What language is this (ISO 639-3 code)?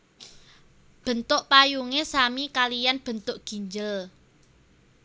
jav